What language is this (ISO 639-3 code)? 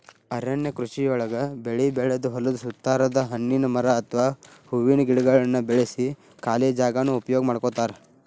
kan